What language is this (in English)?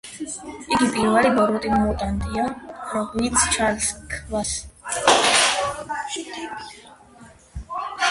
Georgian